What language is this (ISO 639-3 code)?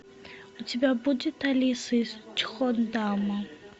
rus